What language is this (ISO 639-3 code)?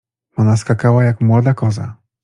pol